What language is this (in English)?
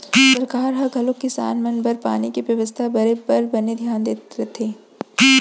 Chhattisgarhi